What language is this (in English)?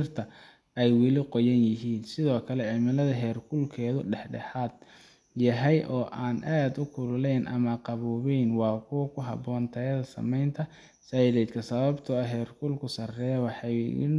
Somali